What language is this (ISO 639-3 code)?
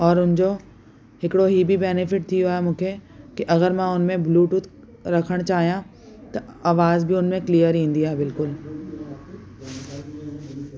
snd